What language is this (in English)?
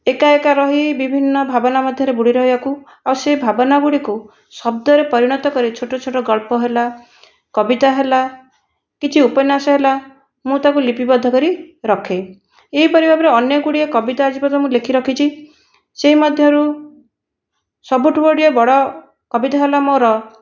Odia